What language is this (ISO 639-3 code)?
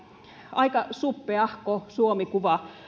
fin